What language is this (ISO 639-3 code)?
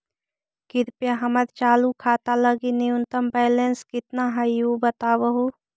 mag